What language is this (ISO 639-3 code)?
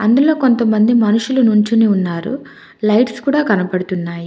tel